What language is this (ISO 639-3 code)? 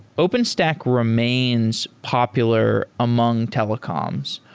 eng